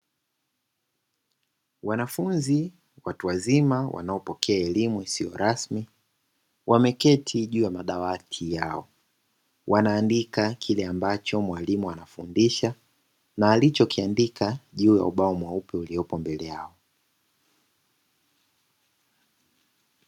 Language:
Swahili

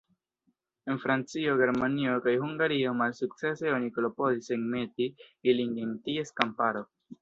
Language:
Esperanto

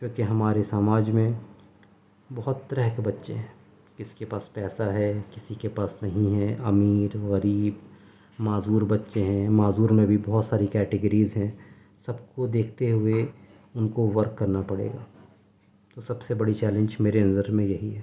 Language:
Urdu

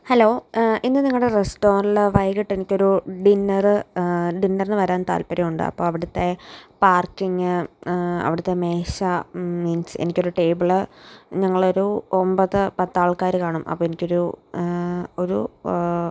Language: Malayalam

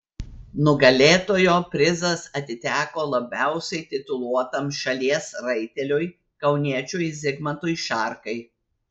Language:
Lithuanian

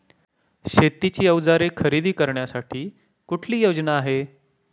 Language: Marathi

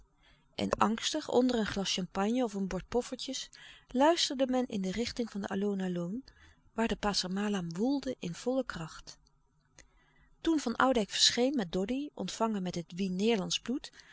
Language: Dutch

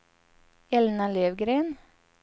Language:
Swedish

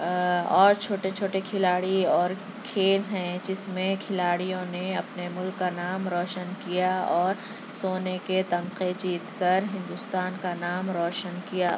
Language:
Urdu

